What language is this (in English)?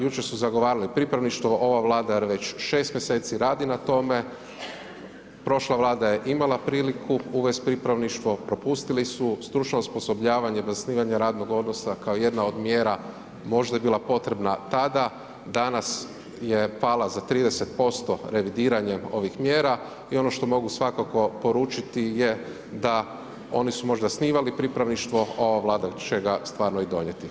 Croatian